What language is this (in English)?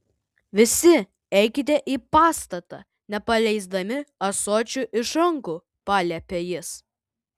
Lithuanian